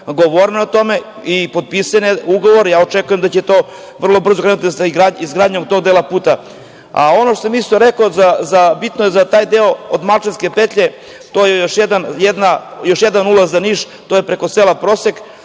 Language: Serbian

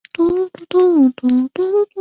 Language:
Chinese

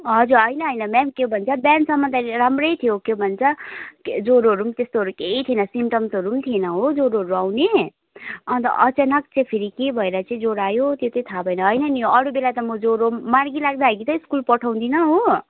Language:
Nepali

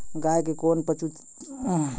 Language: Maithili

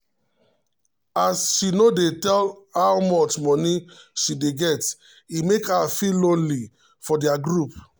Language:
Nigerian Pidgin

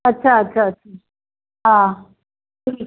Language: Sindhi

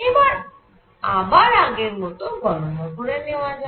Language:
Bangla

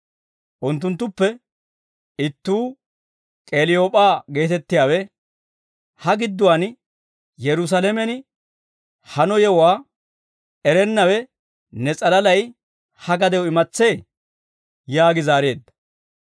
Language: Dawro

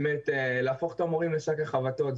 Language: Hebrew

